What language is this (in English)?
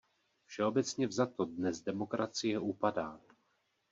Czech